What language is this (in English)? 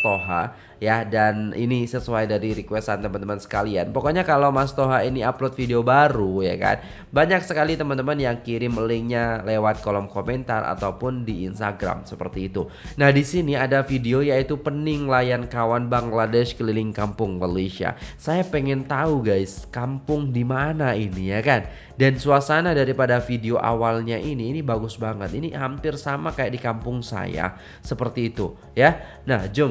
Indonesian